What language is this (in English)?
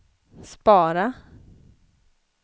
Swedish